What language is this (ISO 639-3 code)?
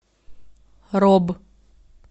rus